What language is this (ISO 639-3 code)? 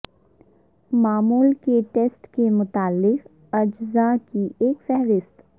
urd